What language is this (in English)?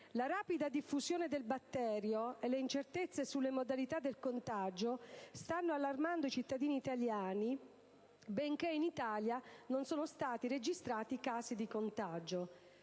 Italian